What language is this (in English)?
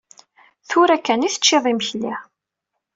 Kabyle